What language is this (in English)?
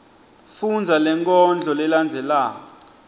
Swati